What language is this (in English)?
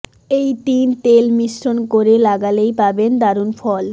Bangla